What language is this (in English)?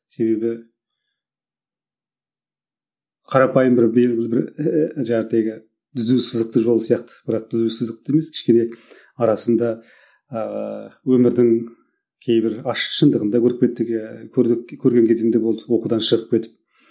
Kazakh